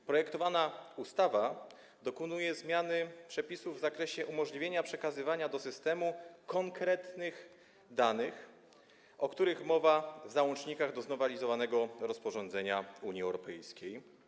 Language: Polish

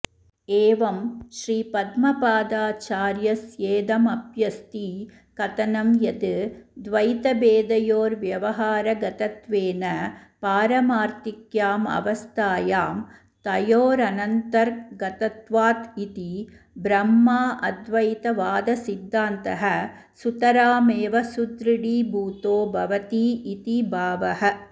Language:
Sanskrit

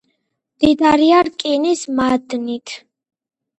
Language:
Georgian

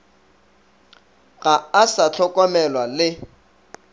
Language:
Northern Sotho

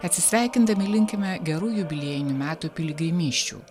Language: Lithuanian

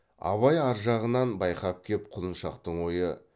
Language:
Kazakh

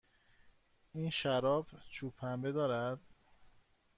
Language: Persian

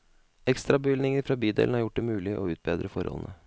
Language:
Norwegian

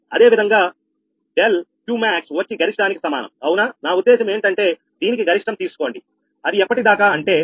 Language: Telugu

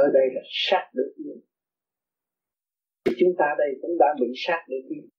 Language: Vietnamese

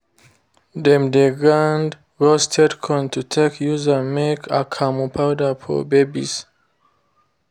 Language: Nigerian Pidgin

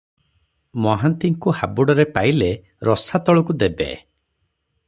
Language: Odia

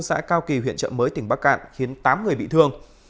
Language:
Vietnamese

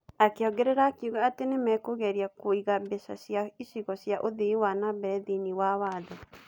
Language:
Kikuyu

